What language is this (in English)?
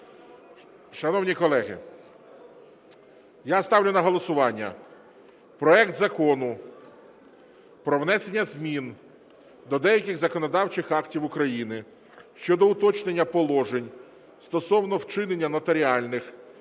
Ukrainian